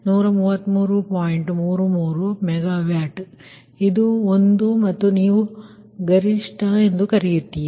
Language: Kannada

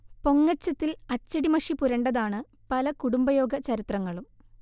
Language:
Malayalam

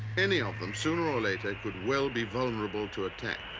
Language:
English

